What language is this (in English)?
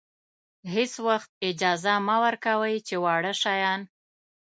Pashto